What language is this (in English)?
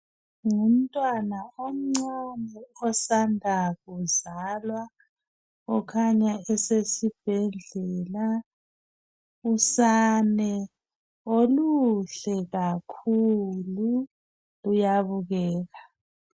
North Ndebele